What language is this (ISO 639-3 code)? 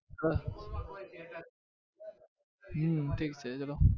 guj